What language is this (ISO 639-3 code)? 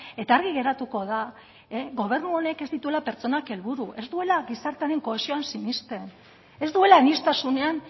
eus